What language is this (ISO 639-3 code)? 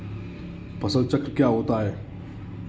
hin